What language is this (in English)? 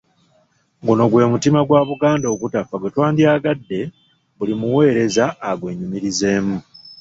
Ganda